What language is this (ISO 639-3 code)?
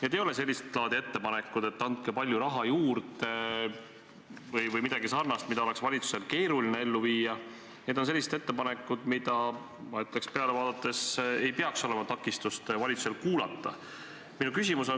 est